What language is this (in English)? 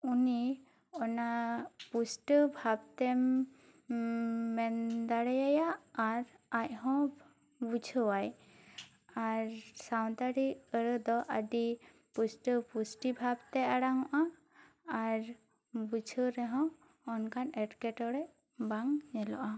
Santali